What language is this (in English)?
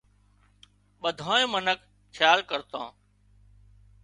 Wadiyara Koli